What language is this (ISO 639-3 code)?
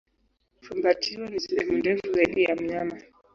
swa